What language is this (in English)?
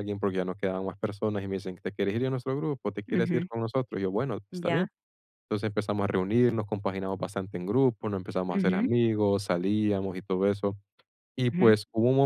Spanish